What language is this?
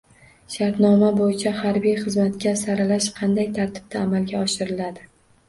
Uzbek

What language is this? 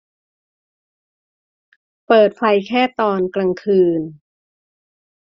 Thai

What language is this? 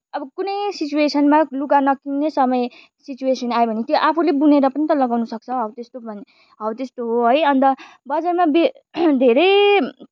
Nepali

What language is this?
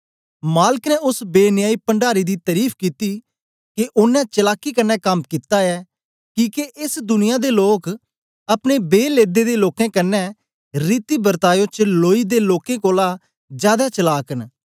Dogri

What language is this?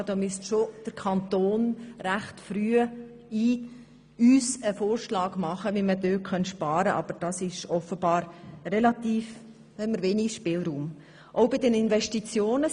Swiss German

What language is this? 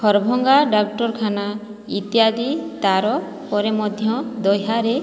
Odia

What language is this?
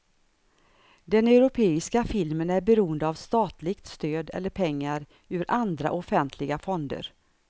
Swedish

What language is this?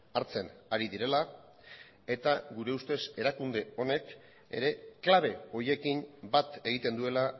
Basque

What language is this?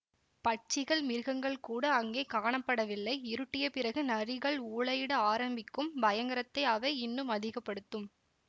Tamil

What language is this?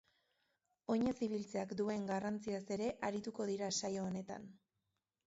Basque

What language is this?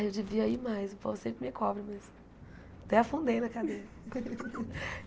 Portuguese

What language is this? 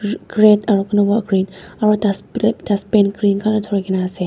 Naga Pidgin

